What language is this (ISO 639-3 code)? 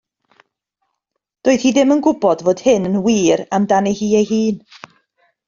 cym